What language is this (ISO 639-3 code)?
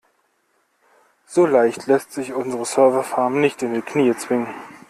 deu